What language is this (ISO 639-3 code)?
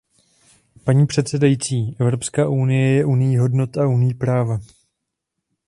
ces